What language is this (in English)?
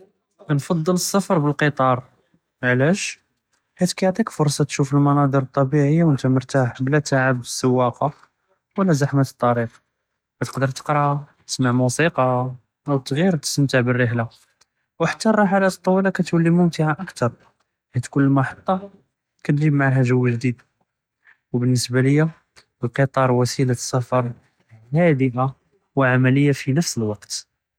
Judeo-Arabic